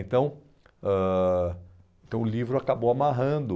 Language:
Portuguese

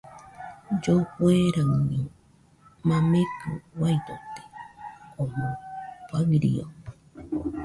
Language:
Nüpode Huitoto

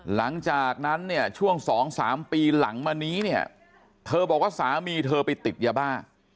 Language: Thai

